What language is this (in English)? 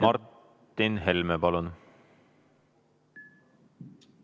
Estonian